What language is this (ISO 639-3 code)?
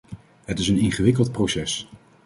nld